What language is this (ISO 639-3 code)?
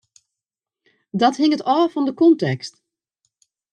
fry